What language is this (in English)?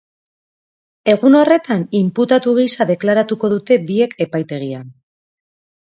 Basque